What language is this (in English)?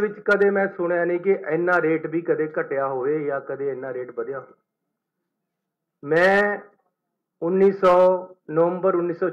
Hindi